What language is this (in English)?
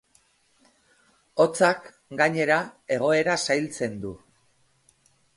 Basque